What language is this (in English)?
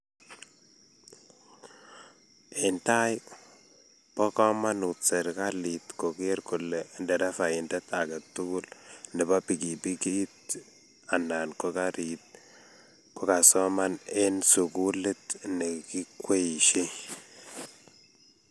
Kalenjin